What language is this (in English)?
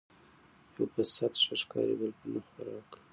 Pashto